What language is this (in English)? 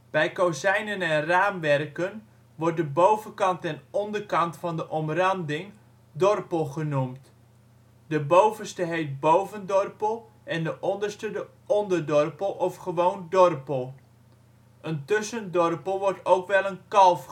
Dutch